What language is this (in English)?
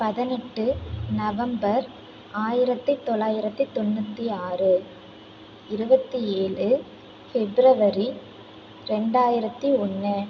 Tamil